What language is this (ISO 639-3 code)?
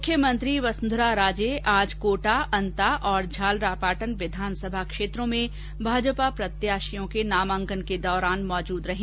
hin